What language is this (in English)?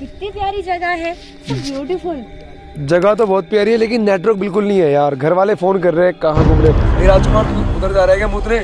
Hindi